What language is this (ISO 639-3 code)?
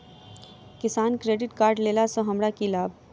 mai